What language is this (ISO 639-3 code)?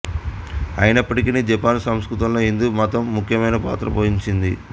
tel